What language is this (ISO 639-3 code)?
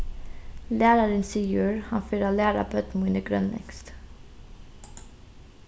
fao